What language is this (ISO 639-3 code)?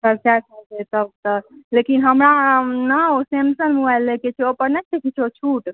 mai